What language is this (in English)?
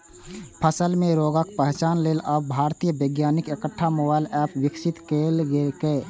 Maithili